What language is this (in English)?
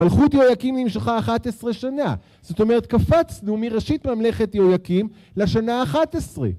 Hebrew